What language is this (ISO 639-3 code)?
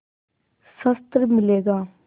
hin